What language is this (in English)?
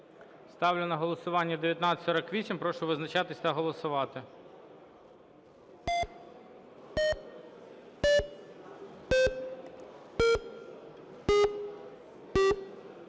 Ukrainian